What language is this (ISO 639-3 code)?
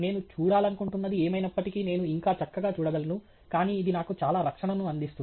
tel